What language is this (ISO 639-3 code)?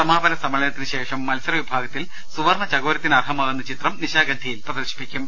mal